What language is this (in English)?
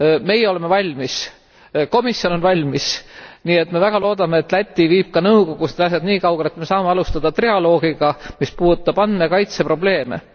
Estonian